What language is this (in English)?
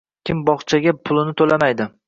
Uzbek